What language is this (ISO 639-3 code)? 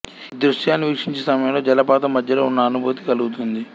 tel